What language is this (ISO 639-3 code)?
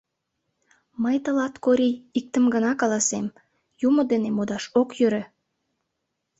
chm